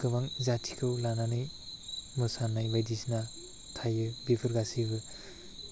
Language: Bodo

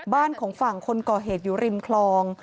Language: Thai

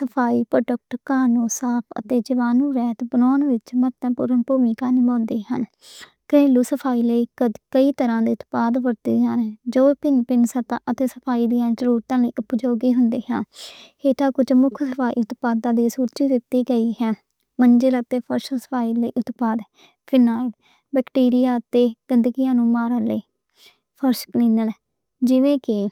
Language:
Western Panjabi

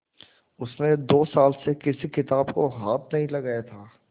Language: Hindi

